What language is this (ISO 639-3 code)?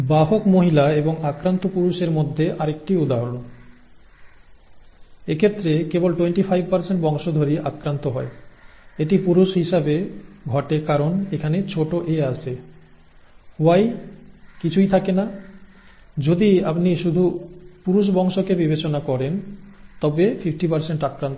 ben